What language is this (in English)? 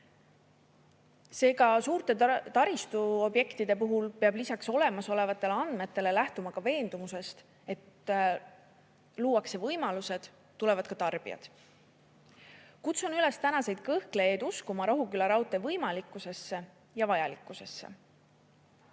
Estonian